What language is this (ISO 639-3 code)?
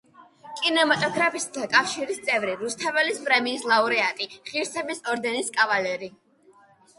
kat